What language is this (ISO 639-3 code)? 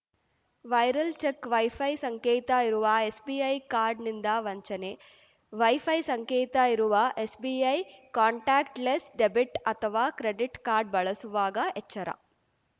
kan